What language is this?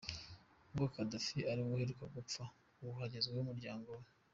Kinyarwanda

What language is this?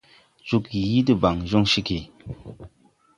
Tupuri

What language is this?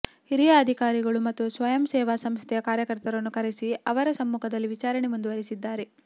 Kannada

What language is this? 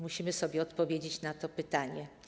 Polish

